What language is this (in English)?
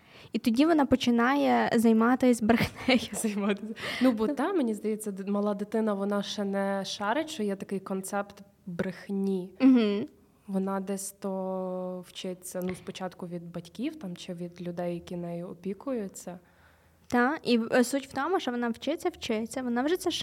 Ukrainian